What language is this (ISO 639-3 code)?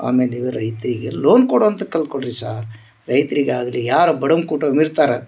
kan